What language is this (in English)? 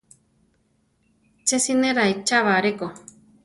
Central Tarahumara